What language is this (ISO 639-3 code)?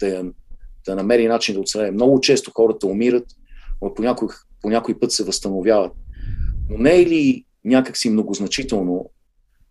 bul